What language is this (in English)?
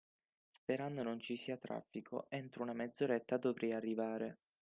Italian